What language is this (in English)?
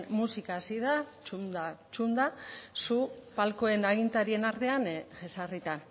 Basque